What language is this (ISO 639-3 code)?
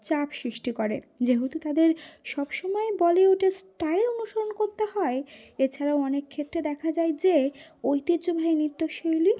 ben